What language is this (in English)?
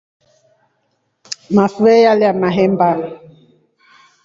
Rombo